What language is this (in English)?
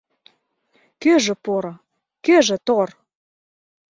Mari